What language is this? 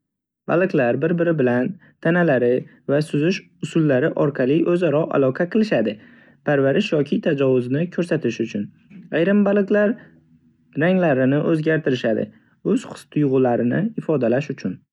Uzbek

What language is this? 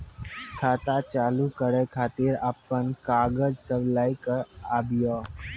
Maithili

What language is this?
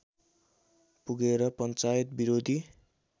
Nepali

